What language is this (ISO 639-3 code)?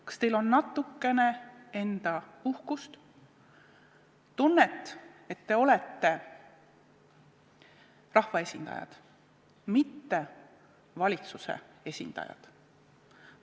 est